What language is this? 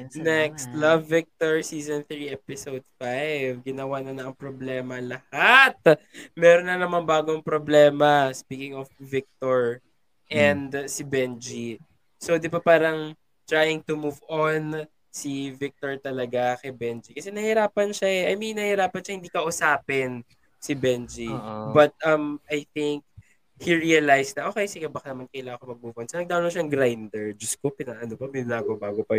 Filipino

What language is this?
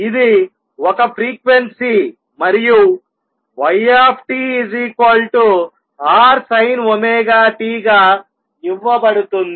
Telugu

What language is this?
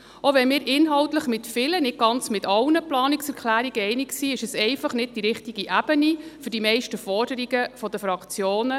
Swiss German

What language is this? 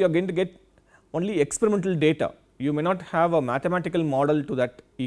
English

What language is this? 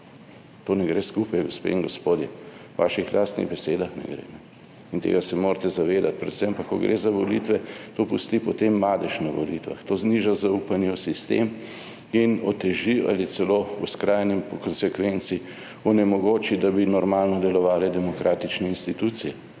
Slovenian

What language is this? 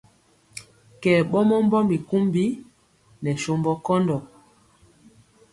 Mpiemo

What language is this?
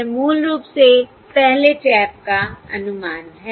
Hindi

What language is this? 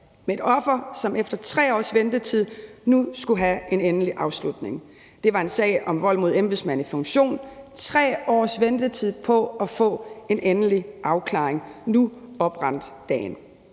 Danish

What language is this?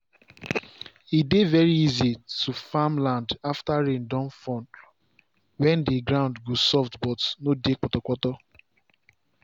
Nigerian Pidgin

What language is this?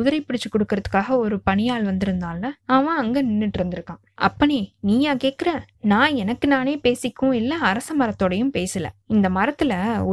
Tamil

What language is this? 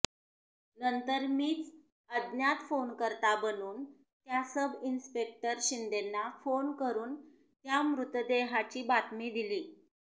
Marathi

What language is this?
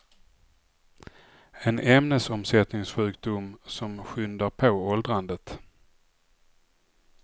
Swedish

